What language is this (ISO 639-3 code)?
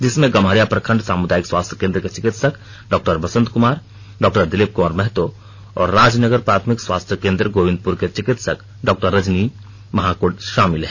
hin